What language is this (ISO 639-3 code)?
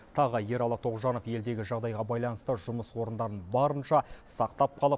kaz